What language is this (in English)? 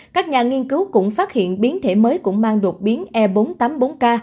Vietnamese